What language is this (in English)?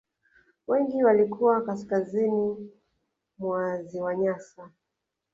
Swahili